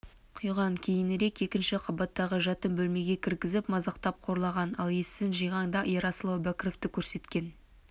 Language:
Kazakh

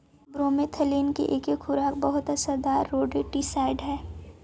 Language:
Magahi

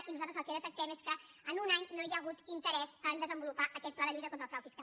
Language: Catalan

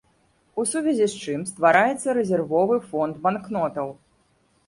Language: Belarusian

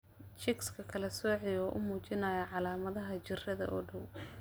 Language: Somali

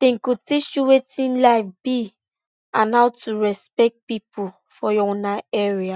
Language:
Nigerian Pidgin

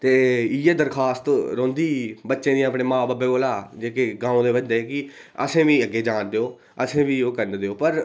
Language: Dogri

